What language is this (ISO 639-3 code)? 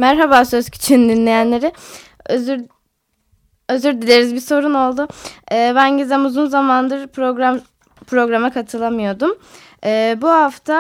tur